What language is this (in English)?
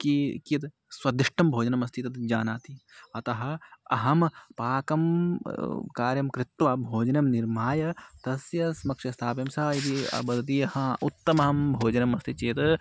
Sanskrit